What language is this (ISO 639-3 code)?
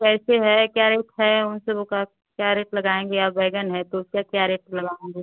hin